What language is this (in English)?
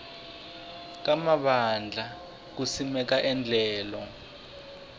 Tsonga